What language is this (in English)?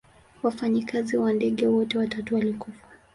Swahili